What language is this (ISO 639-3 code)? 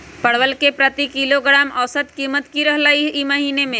mag